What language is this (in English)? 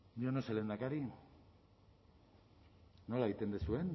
Basque